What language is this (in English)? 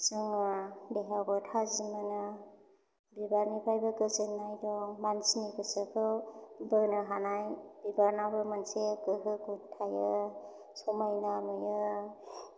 Bodo